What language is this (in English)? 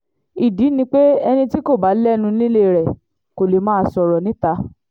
Yoruba